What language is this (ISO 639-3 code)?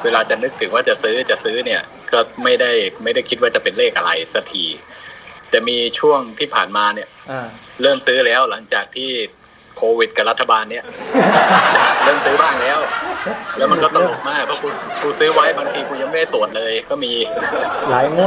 tha